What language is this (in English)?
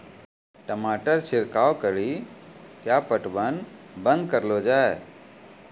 Maithili